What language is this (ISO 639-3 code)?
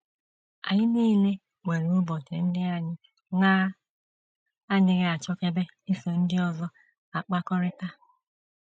ibo